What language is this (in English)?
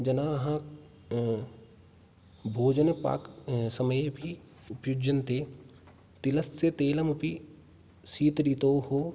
Sanskrit